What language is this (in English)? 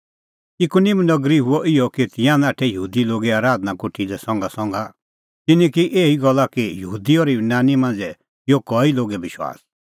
Kullu Pahari